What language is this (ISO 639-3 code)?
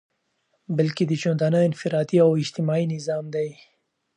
pus